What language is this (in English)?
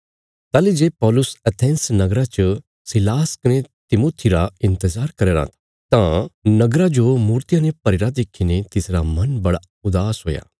Bilaspuri